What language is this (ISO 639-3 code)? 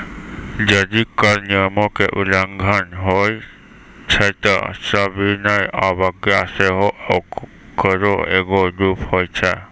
mai